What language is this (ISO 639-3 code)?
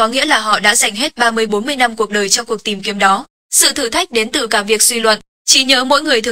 vie